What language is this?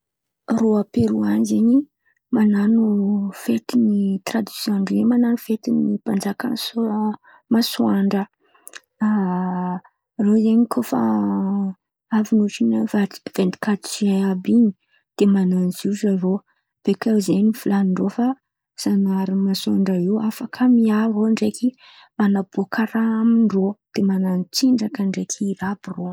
Antankarana Malagasy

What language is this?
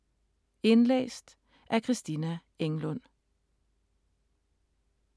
Danish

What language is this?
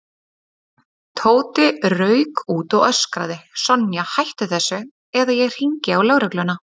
Icelandic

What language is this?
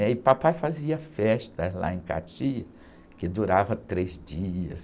Portuguese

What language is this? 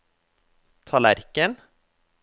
Norwegian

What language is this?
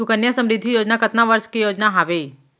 Chhattisgarhi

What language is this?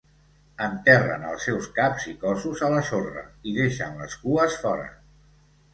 Catalan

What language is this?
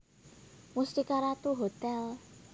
Javanese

